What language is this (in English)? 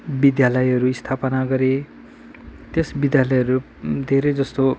Nepali